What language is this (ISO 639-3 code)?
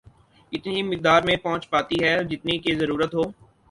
urd